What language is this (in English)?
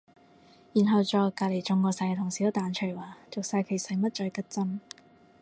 Cantonese